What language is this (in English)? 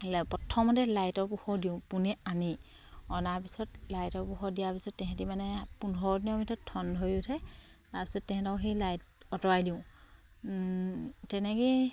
Assamese